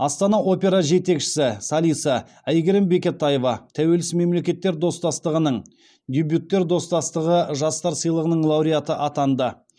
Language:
Kazakh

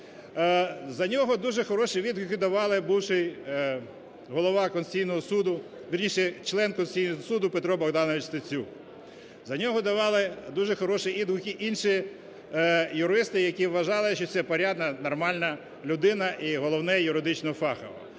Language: Ukrainian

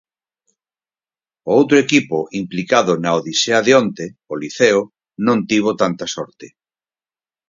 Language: Galician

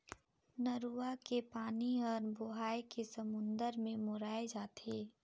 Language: Chhattisgarhi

